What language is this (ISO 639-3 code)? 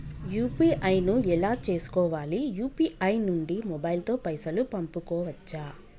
tel